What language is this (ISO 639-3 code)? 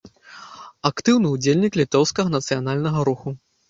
bel